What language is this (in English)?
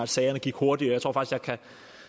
Danish